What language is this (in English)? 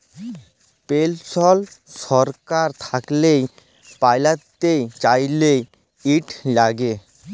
Bangla